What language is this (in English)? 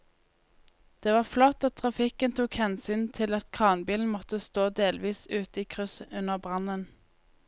Norwegian